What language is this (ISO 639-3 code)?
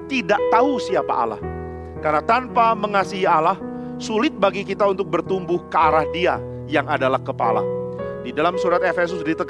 ind